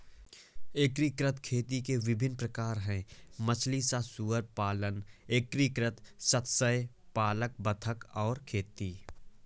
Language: Hindi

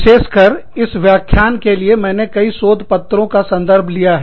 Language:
Hindi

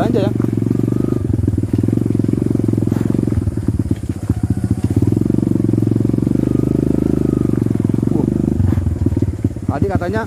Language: Indonesian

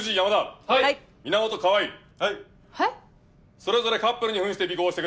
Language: Japanese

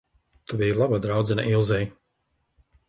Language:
Latvian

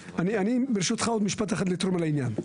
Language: Hebrew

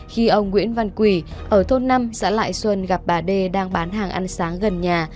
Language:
Vietnamese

